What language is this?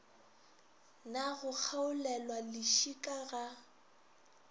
Northern Sotho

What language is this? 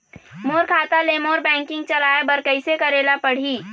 Chhattisgarhi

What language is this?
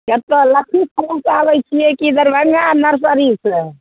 Maithili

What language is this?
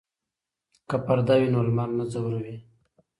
Pashto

